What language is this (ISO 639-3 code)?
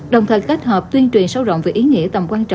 vie